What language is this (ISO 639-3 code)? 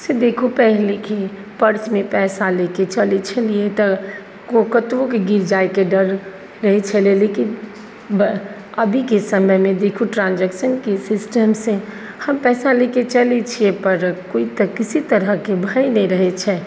mai